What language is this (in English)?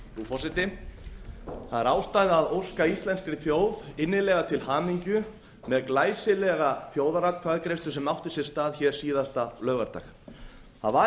Icelandic